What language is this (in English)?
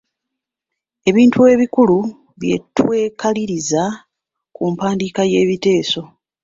Ganda